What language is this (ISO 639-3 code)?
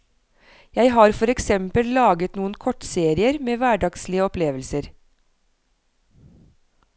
nor